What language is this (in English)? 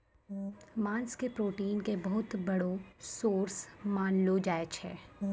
Maithili